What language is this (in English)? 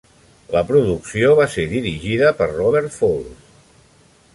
Catalan